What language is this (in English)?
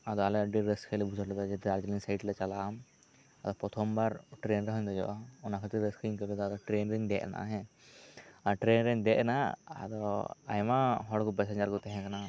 Santali